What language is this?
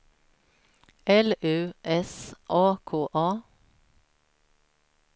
Swedish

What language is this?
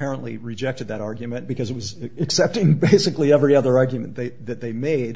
English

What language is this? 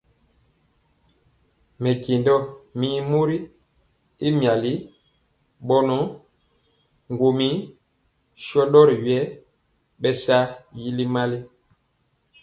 Mpiemo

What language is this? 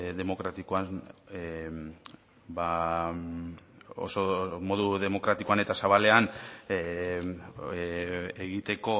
Basque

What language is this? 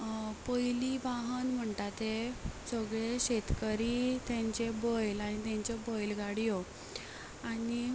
Konkani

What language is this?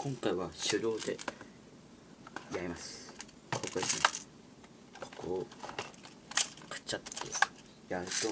Japanese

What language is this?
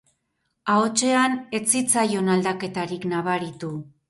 Basque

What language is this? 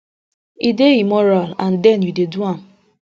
Nigerian Pidgin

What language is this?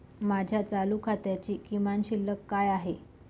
Marathi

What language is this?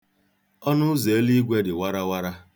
Igbo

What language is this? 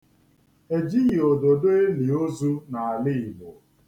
Igbo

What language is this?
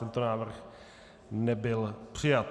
Czech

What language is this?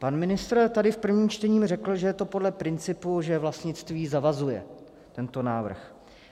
Czech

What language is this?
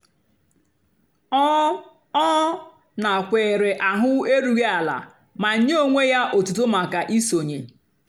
Igbo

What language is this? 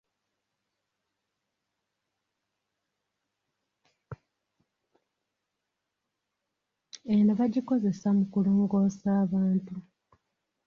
Ganda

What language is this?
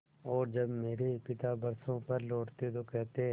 Hindi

